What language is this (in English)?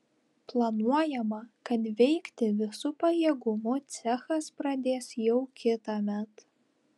Lithuanian